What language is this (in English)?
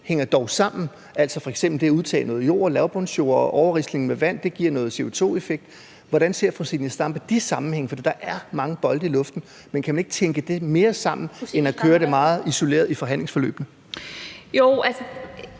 Danish